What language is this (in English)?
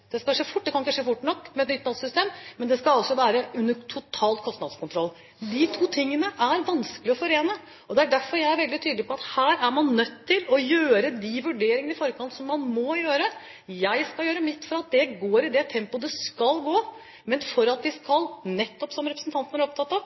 Norwegian Bokmål